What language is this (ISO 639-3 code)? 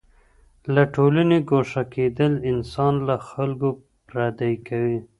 pus